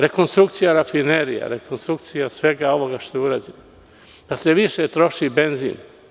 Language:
Serbian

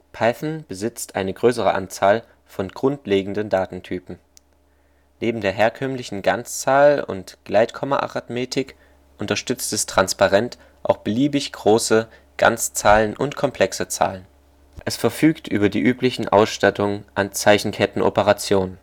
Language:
German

